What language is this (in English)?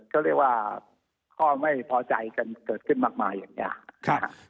Thai